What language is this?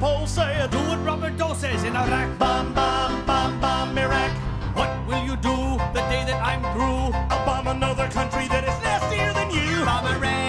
English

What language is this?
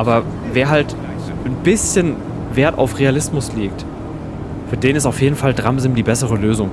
German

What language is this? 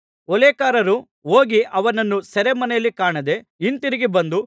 Kannada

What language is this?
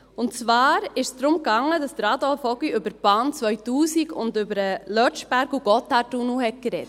Swiss German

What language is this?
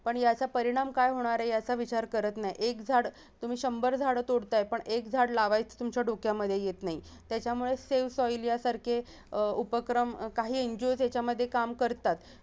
Marathi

